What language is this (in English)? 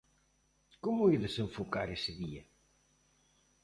Galician